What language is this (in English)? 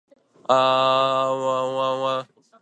Japanese